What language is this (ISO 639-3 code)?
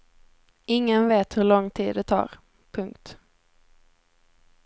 swe